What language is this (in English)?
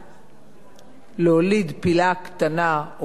Hebrew